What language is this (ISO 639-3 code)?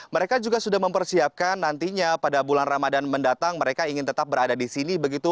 ind